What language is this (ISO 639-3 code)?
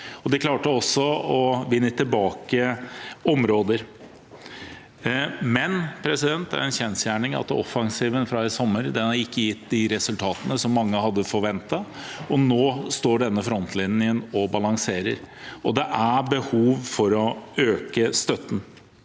nor